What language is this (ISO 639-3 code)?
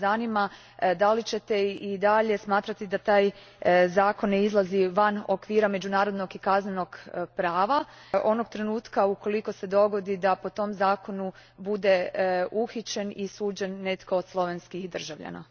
hrv